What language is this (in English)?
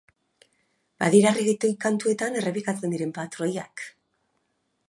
Basque